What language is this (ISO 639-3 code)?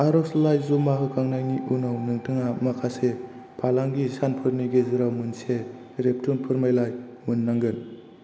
brx